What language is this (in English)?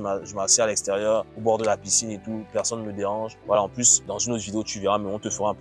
French